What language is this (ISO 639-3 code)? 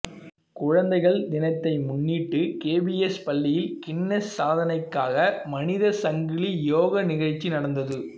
tam